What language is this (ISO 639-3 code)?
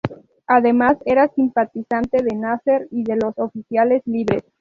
spa